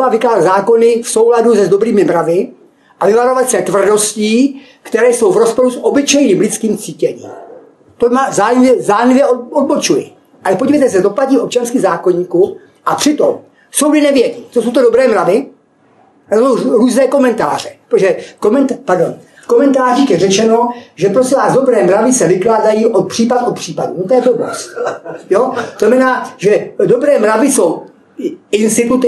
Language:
Czech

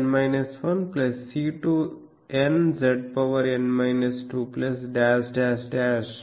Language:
Telugu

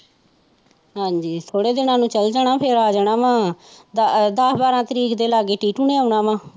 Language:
Punjabi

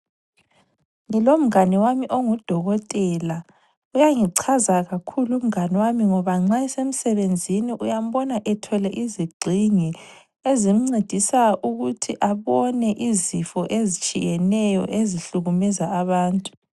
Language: North Ndebele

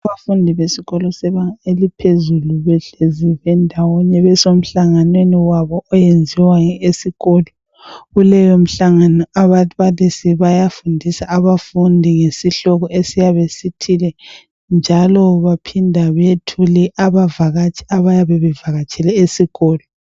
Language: North Ndebele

